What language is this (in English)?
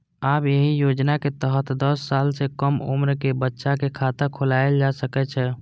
Maithili